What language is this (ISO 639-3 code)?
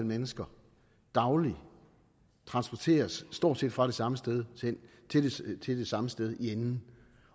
dan